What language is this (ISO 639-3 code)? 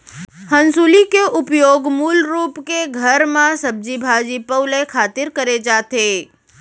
hne